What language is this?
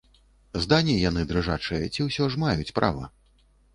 Belarusian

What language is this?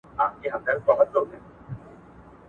Pashto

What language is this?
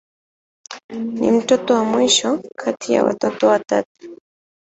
Swahili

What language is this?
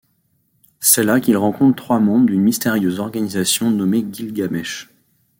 French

